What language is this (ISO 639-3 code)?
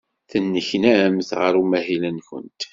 kab